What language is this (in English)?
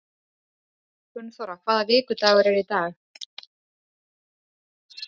Icelandic